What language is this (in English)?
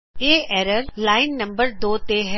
Punjabi